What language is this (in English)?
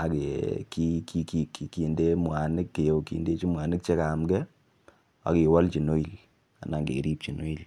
Kalenjin